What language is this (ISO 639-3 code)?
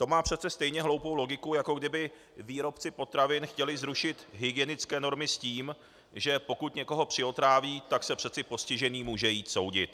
ces